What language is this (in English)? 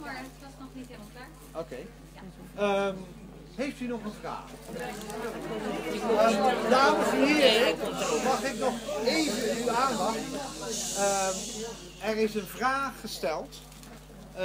Dutch